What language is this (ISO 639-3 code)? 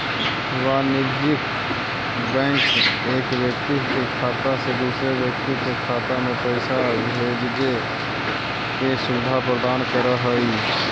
mag